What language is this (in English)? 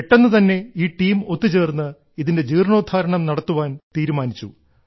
Malayalam